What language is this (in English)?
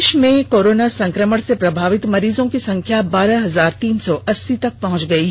Hindi